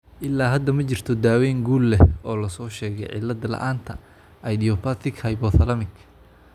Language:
Somali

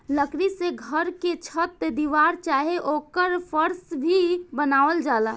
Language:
Bhojpuri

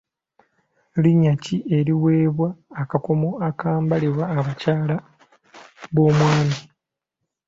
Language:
Ganda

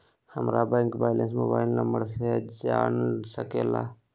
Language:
Magahi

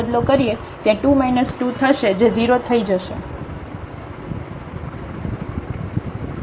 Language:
Gujarati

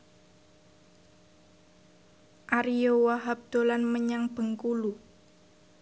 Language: Javanese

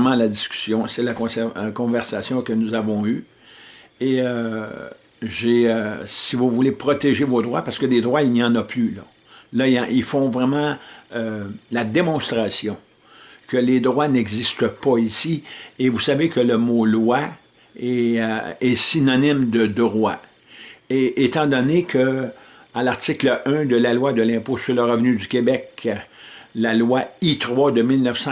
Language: French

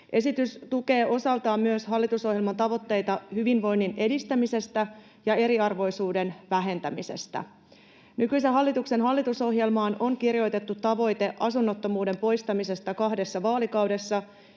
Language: Finnish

